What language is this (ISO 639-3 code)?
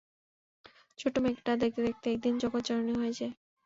ben